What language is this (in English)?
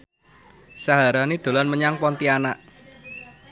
Javanese